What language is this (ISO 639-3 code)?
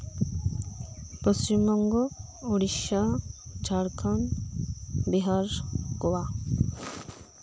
sat